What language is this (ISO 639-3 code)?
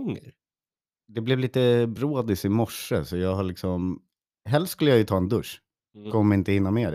swe